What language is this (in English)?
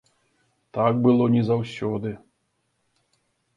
Belarusian